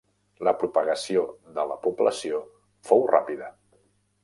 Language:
Catalan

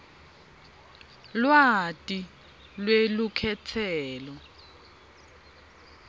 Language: Swati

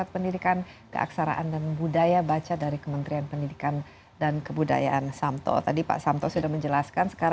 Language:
Indonesian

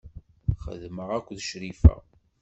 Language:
Kabyle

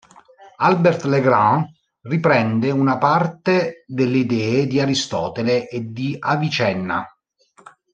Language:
Italian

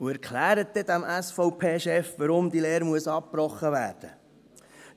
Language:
Swiss German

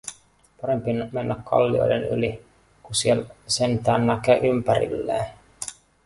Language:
Finnish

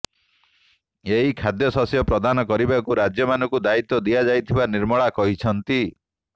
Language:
Odia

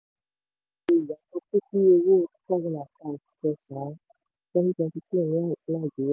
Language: Yoruba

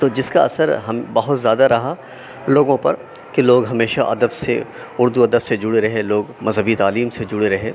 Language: Urdu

